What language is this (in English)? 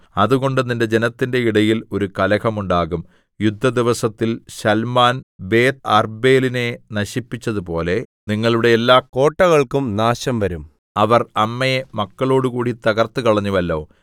Malayalam